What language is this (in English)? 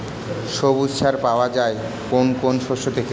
Bangla